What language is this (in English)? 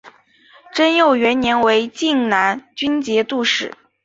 Chinese